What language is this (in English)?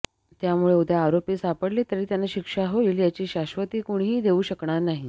Marathi